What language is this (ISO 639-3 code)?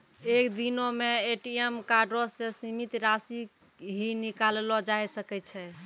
mai